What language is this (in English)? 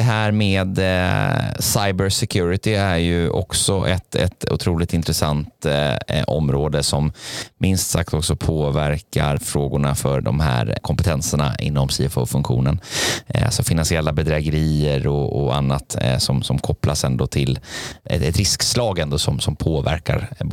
Swedish